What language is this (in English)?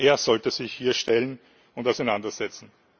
German